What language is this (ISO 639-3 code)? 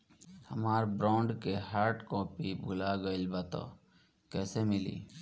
bho